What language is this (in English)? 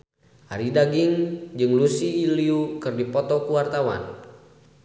Sundanese